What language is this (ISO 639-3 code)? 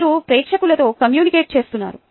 tel